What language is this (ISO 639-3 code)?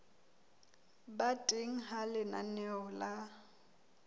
sot